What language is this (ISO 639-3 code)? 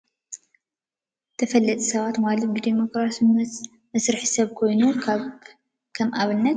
tir